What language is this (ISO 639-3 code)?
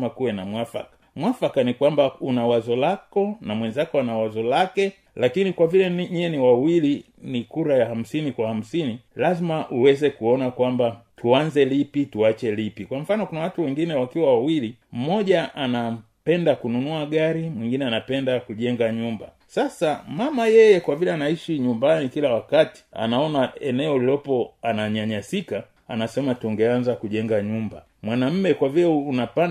swa